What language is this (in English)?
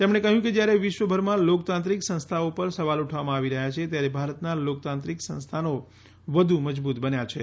Gujarati